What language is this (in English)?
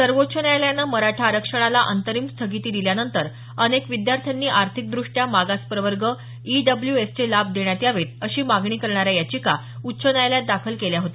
Marathi